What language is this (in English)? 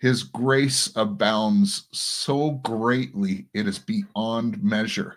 English